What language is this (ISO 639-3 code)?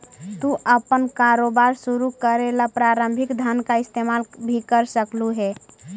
mag